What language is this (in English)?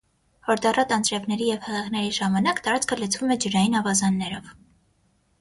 Armenian